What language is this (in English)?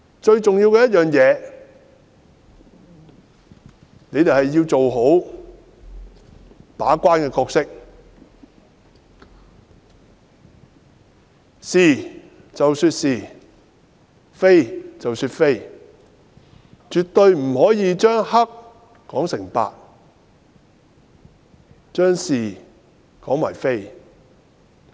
Cantonese